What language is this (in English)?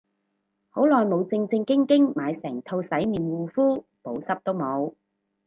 Cantonese